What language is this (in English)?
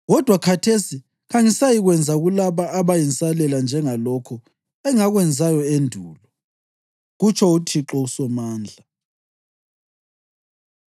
North Ndebele